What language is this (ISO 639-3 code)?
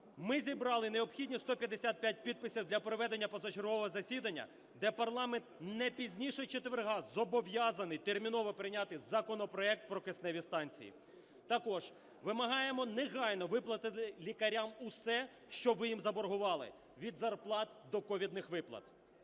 ukr